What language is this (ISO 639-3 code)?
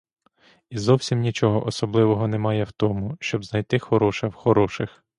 ukr